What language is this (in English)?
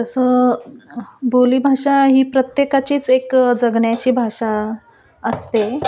Marathi